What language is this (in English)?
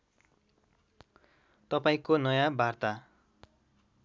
Nepali